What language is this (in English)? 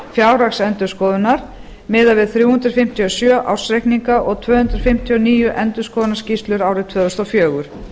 Icelandic